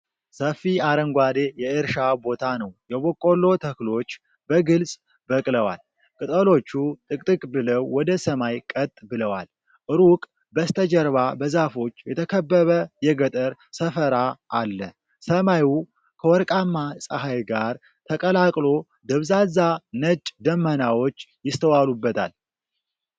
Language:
Amharic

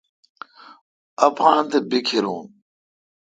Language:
Kalkoti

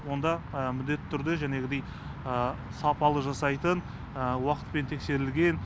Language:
Kazakh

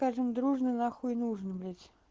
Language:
Russian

